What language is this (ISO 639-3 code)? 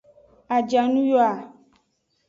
ajg